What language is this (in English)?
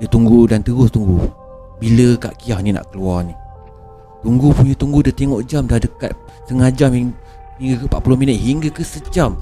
Malay